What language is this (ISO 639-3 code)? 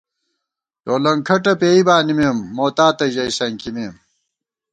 gwt